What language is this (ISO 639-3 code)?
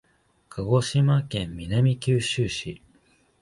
jpn